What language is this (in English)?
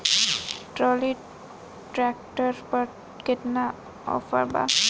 Bhojpuri